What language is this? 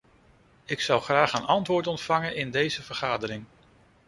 Dutch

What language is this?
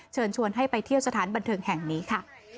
Thai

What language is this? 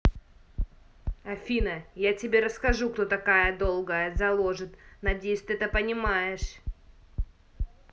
Russian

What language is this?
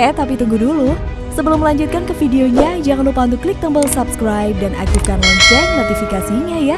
Indonesian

